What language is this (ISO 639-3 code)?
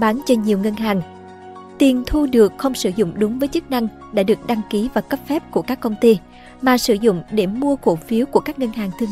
vie